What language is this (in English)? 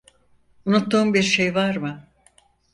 Turkish